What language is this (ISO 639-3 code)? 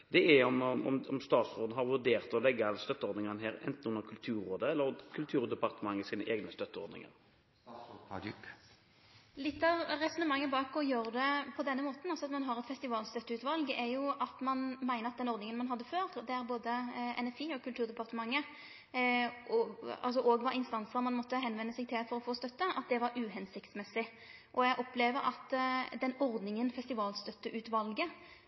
nor